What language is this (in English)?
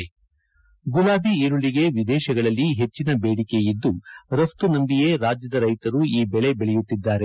Kannada